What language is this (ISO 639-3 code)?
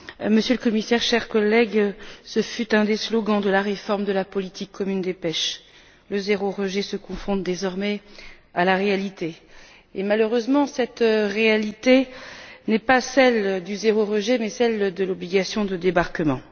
fra